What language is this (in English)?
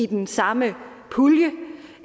Danish